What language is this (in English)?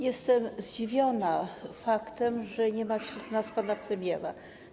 Polish